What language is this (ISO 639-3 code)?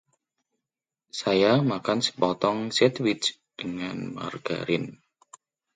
ind